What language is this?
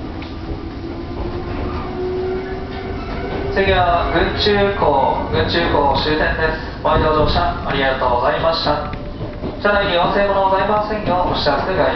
Japanese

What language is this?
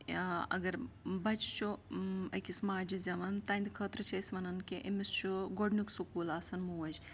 Kashmiri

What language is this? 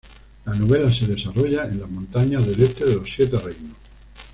Spanish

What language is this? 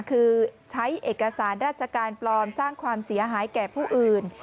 Thai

